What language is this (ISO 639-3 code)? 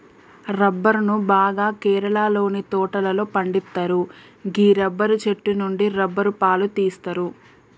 tel